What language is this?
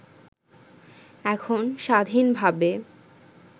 Bangla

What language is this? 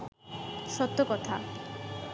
Bangla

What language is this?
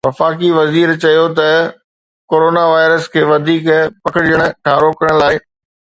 Sindhi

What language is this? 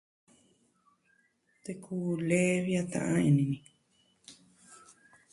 Southwestern Tlaxiaco Mixtec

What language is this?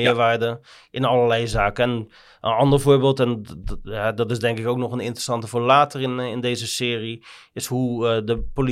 Dutch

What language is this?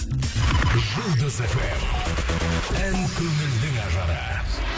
Kazakh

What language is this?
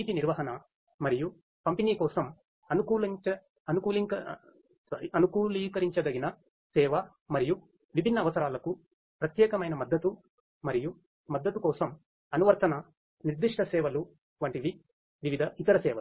Telugu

